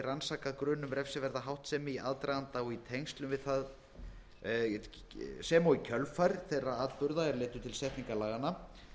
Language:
Icelandic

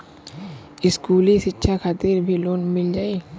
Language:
Bhojpuri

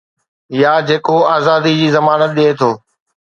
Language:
Sindhi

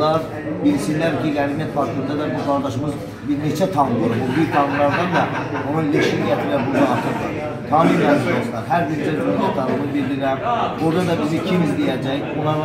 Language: Turkish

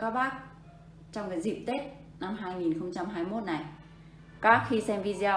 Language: Vietnamese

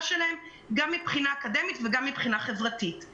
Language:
Hebrew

